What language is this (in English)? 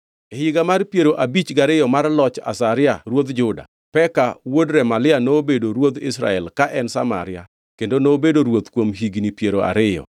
Luo (Kenya and Tanzania)